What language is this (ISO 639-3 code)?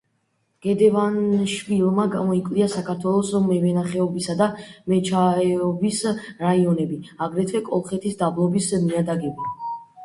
kat